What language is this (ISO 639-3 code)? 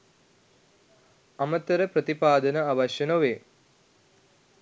sin